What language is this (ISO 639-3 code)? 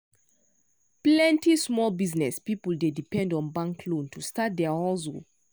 pcm